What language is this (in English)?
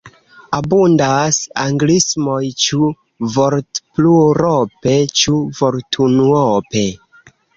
Esperanto